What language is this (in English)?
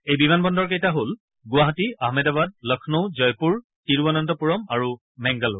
Assamese